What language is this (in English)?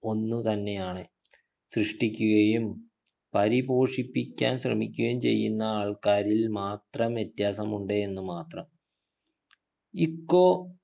Malayalam